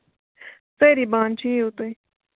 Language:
Kashmiri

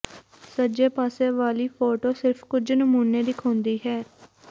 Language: Punjabi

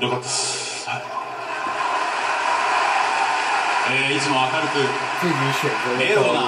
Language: Japanese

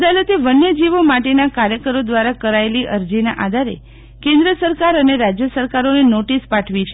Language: Gujarati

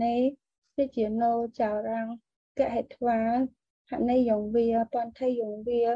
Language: Vietnamese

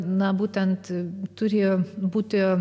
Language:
Lithuanian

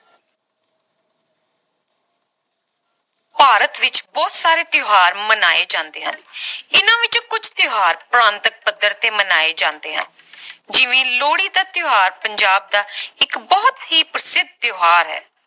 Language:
Punjabi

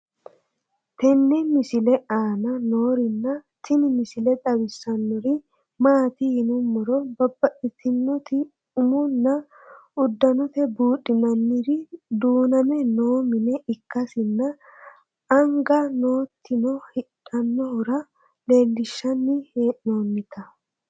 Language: Sidamo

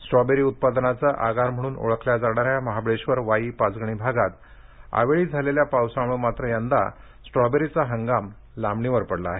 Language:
Marathi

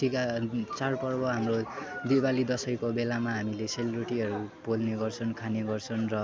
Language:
Nepali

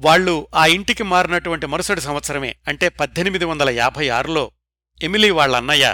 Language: Telugu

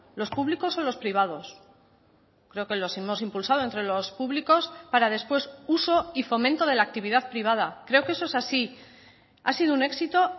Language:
Spanish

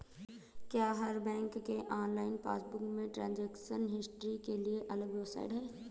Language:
Hindi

